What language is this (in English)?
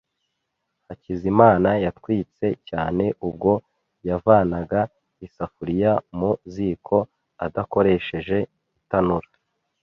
Kinyarwanda